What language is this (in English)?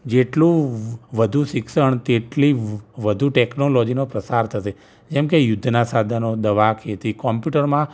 Gujarati